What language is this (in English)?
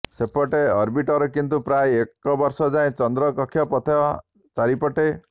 Odia